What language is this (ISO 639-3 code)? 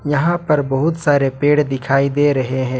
hin